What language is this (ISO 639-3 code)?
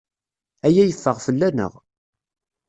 kab